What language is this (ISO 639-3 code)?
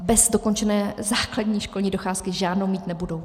ces